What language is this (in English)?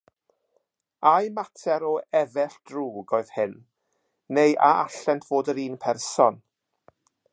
Welsh